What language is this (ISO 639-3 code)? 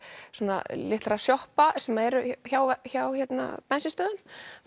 isl